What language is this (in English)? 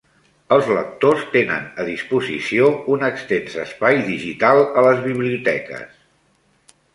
Catalan